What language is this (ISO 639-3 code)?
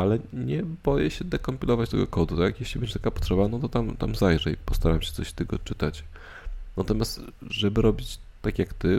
pol